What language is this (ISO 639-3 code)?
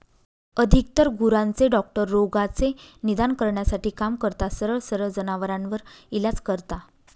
mar